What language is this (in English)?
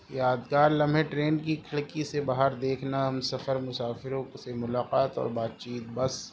Urdu